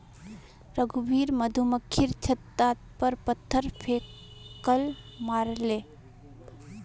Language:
Magahi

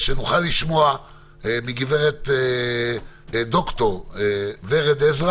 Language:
Hebrew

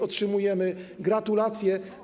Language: Polish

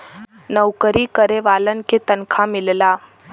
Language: Bhojpuri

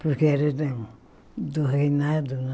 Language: Portuguese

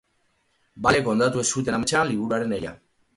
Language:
Basque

